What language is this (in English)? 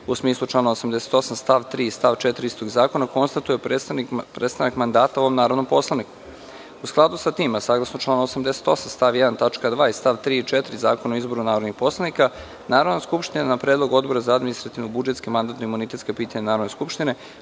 Serbian